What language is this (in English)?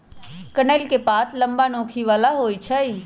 Magahi